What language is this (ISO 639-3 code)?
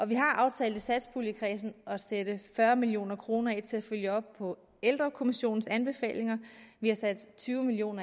dan